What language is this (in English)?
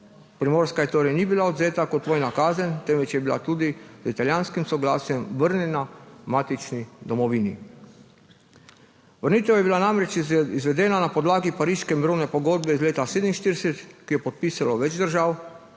Slovenian